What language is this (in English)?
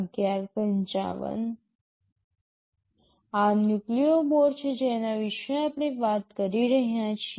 Gujarati